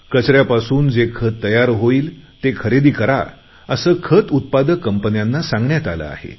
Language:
Marathi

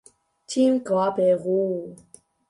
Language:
Chinese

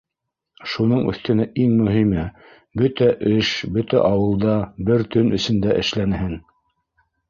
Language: Bashkir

